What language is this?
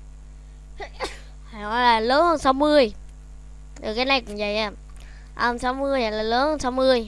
Vietnamese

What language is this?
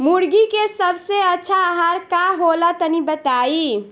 Bhojpuri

